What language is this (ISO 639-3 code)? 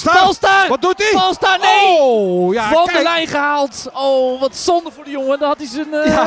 nld